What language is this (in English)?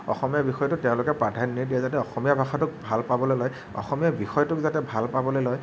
Assamese